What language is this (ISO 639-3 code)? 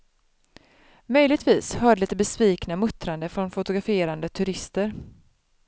swe